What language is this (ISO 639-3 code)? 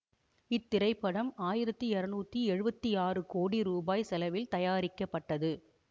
tam